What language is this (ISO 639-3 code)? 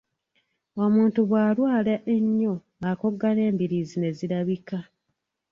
lug